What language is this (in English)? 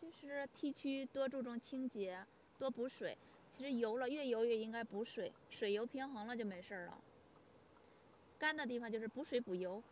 Chinese